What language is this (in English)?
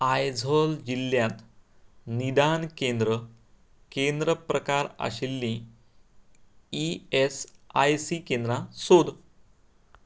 Konkani